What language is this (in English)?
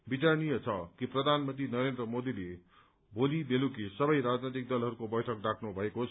Nepali